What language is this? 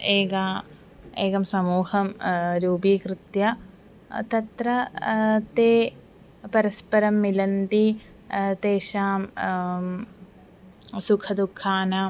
Sanskrit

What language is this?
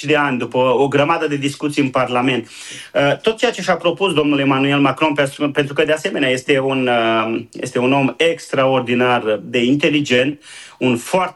Romanian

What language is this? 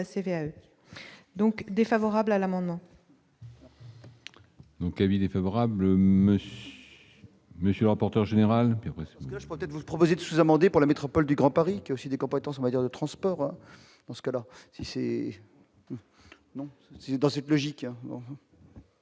French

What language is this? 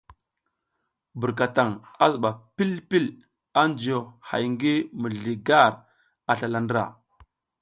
South Giziga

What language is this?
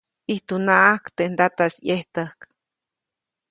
Copainalá Zoque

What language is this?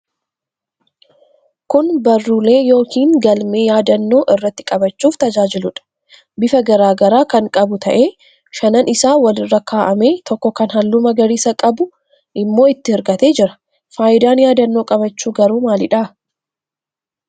Oromo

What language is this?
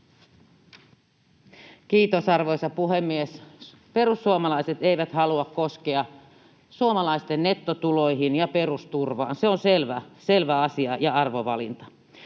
Finnish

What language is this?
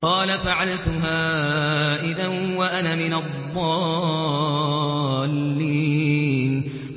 Arabic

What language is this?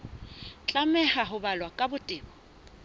Southern Sotho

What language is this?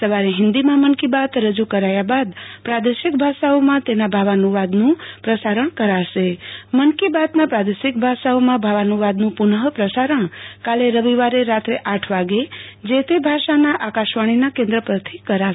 Gujarati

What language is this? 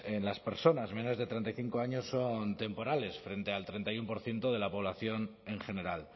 Spanish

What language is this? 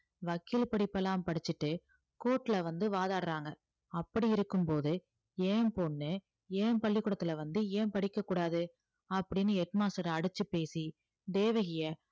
Tamil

